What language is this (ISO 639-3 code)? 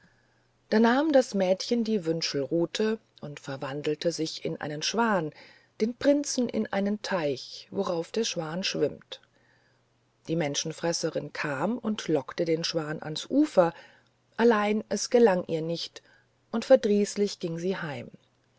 deu